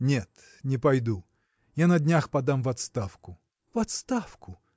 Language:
Russian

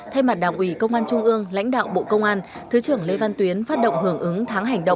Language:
Vietnamese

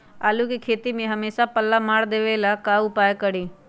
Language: Magahi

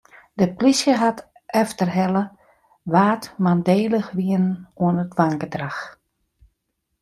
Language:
Western Frisian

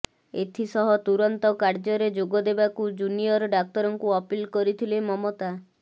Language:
Odia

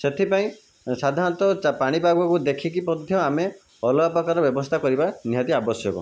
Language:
Odia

